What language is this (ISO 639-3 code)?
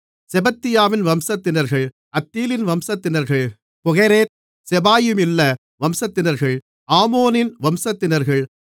tam